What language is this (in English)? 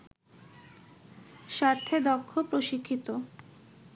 Bangla